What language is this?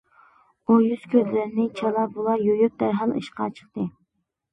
Uyghur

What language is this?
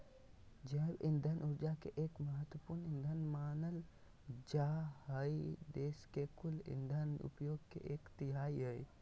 Magahi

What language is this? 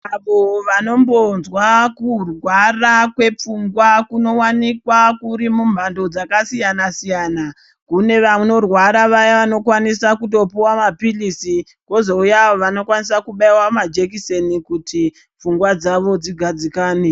Ndau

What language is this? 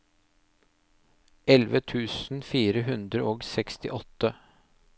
Norwegian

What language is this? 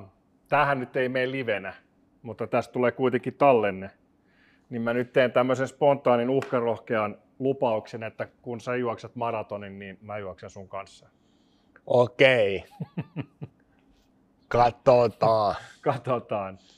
Finnish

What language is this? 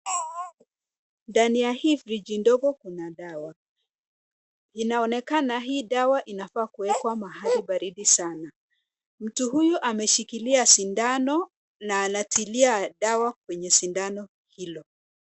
Swahili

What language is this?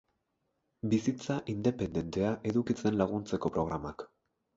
Basque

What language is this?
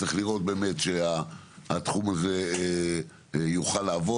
Hebrew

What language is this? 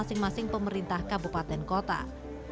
Indonesian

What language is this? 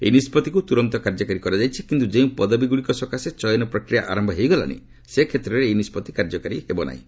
Odia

